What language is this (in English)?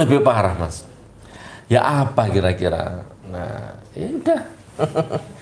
Indonesian